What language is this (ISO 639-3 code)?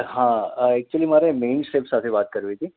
guj